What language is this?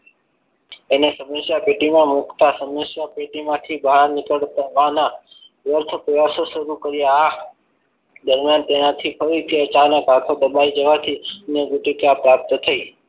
Gujarati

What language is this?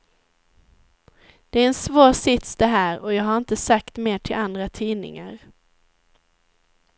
Swedish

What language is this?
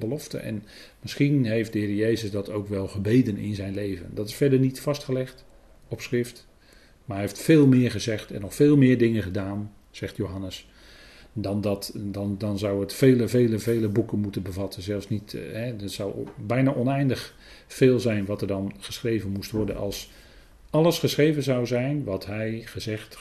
Dutch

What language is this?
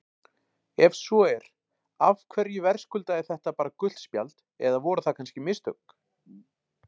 Icelandic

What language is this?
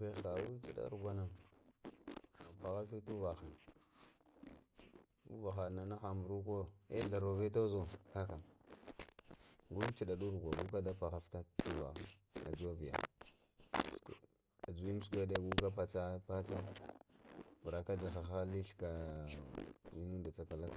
Lamang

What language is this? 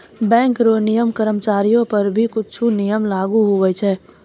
Maithili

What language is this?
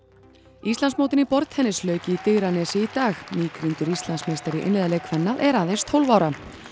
Icelandic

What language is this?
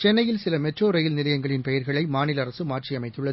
Tamil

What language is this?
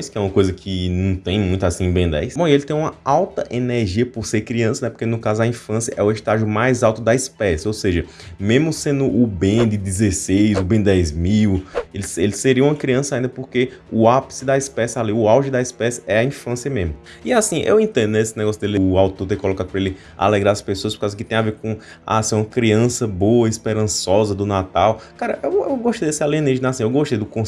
Portuguese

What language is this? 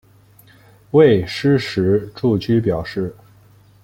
Chinese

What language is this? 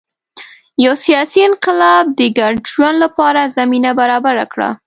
Pashto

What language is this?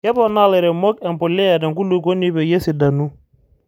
Masai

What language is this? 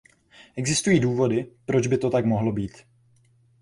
Czech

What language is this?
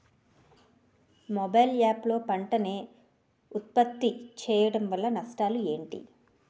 Telugu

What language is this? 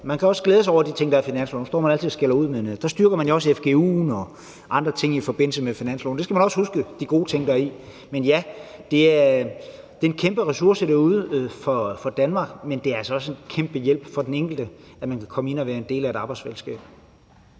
Danish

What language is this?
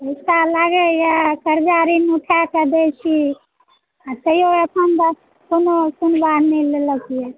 Maithili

